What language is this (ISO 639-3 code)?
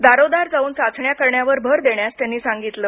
mar